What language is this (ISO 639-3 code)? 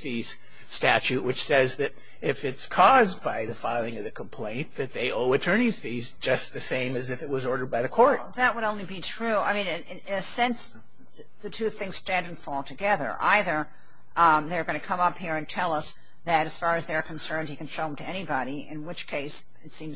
eng